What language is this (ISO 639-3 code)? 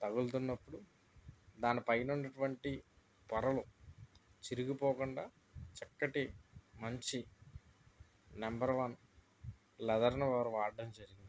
tel